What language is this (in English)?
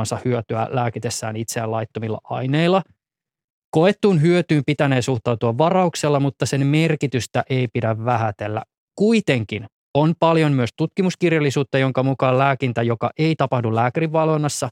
Finnish